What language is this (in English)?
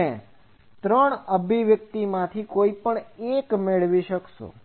Gujarati